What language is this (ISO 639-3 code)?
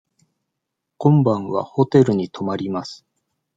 jpn